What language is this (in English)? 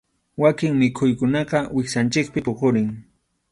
Arequipa-La Unión Quechua